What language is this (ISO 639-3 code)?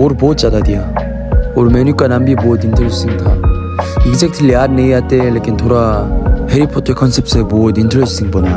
kor